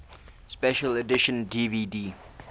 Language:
English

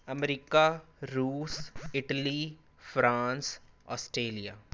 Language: Punjabi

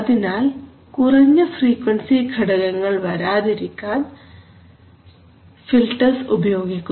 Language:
Malayalam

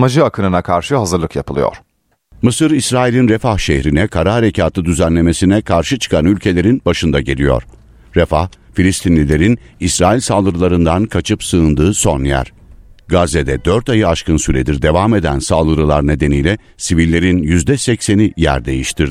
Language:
Turkish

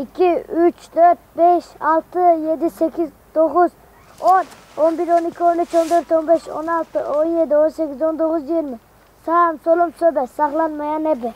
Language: Turkish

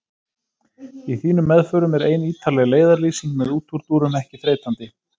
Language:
Icelandic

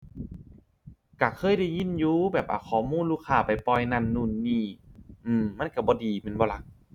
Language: Thai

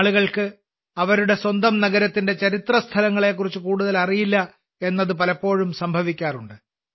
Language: Malayalam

